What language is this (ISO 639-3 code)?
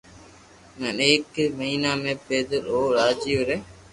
lrk